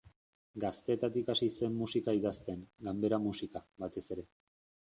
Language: Basque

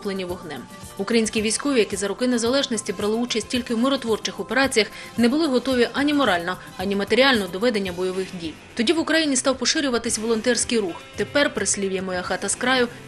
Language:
Ukrainian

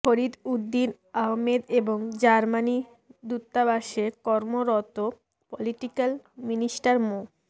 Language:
Bangla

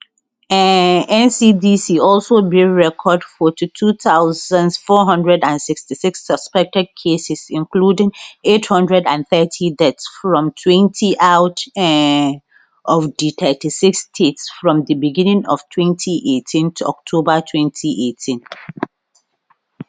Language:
Nigerian Pidgin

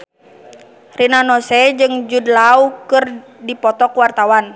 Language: Sundanese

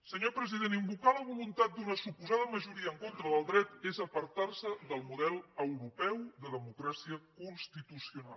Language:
Catalan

